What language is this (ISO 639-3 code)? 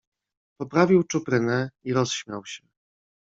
pol